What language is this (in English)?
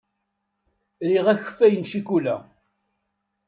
Kabyle